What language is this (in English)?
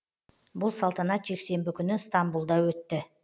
Kazakh